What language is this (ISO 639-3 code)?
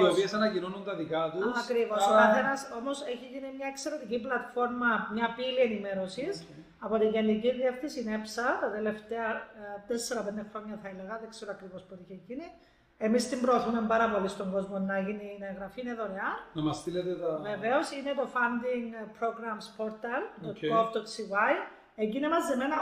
ell